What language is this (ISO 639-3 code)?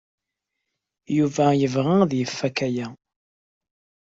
kab